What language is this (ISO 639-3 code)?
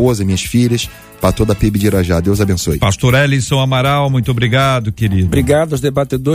por